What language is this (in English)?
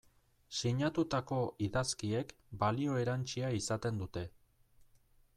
Basque